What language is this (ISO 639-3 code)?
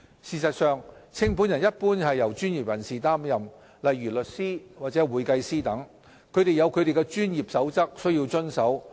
yue